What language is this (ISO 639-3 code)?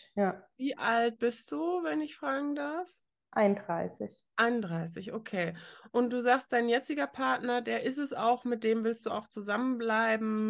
deu